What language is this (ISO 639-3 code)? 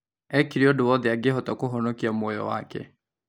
kik